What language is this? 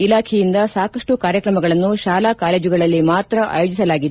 Kannada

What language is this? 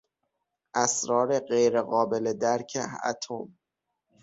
Persian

